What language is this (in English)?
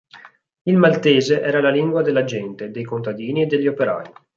Italian